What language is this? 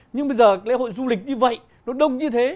Vietnamese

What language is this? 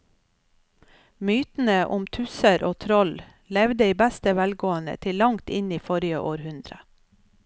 Norwegian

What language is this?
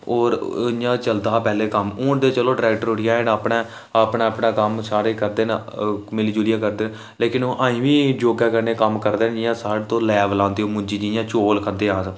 Dogri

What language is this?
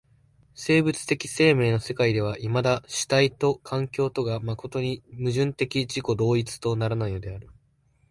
Japanese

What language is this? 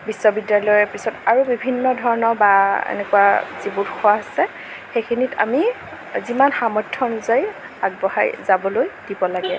Assamese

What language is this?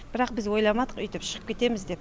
Kazakh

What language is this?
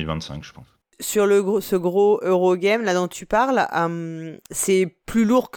French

